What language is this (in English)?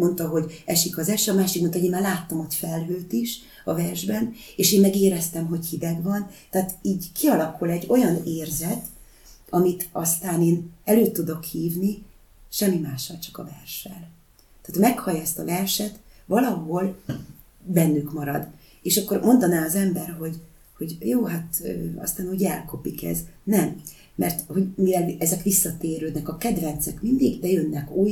Hungarian